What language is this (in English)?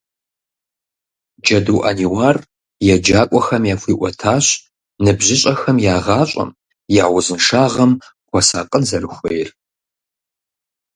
Kabardian